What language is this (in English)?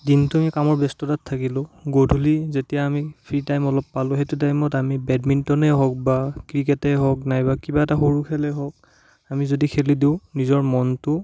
Assamese